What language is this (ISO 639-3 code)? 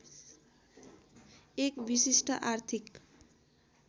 nep